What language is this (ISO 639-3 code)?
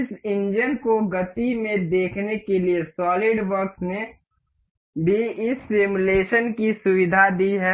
hin